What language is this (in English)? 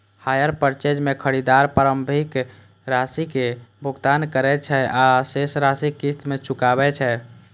Maithili